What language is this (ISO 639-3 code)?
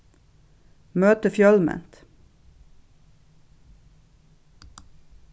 fao